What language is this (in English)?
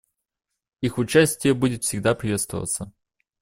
Russian